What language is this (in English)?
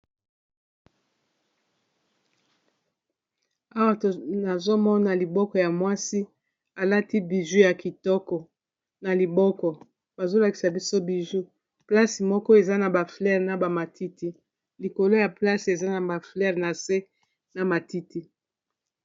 Lingala